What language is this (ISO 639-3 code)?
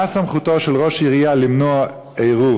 heb